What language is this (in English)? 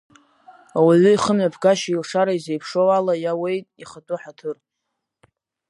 Abkhazian